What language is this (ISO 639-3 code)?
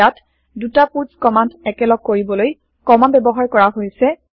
asm